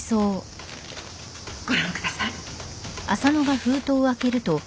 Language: Japanese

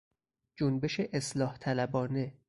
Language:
Persian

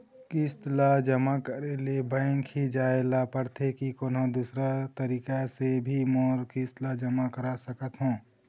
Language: Chhattisgarhi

